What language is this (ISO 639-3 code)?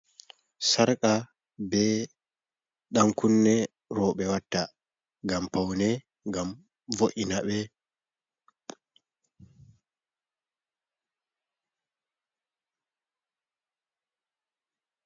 ful